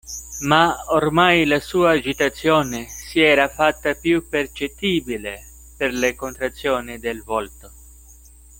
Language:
Italian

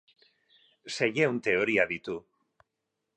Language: Basque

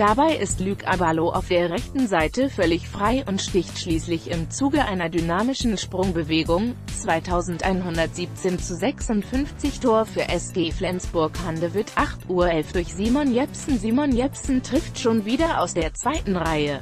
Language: German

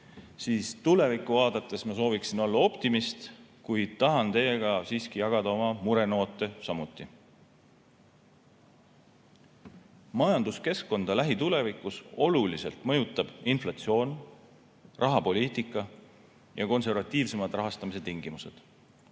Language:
Estonian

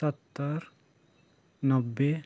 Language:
Nepali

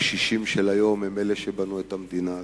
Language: Hebrew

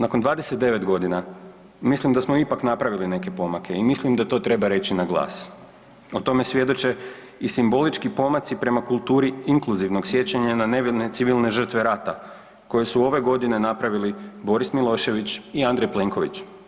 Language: Croatian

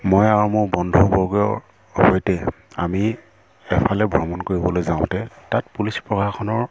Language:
Assamese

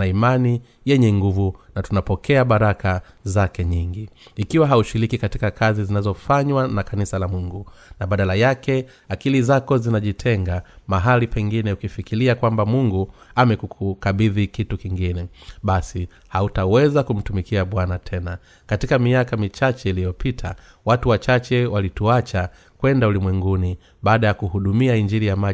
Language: Swahili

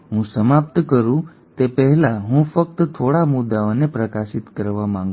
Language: Gujarati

